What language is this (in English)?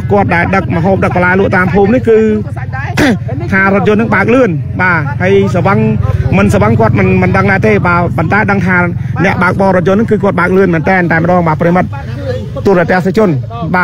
Thai